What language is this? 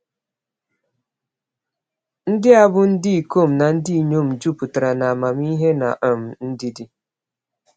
Igbo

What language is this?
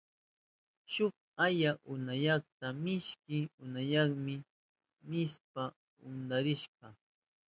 Southern Pastaza Quechua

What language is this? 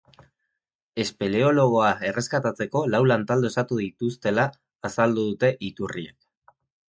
Basque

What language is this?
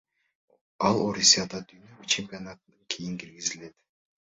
Kyrgyz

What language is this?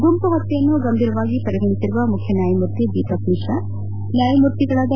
Kannada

